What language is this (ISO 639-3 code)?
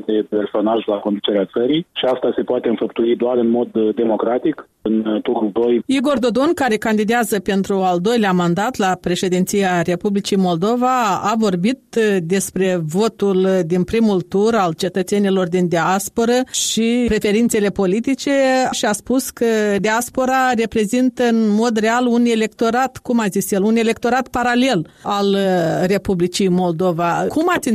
ron